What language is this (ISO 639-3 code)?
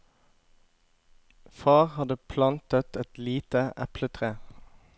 nor